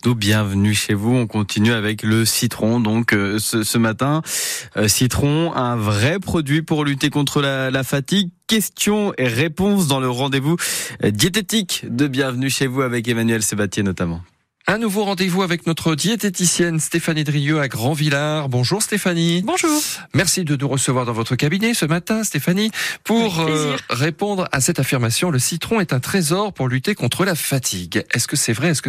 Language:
French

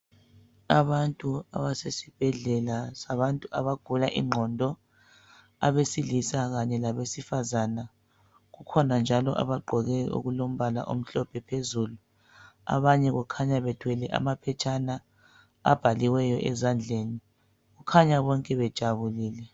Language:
North Ndebele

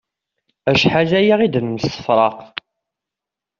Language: Kabyle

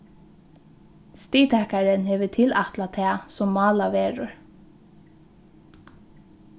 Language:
Faroese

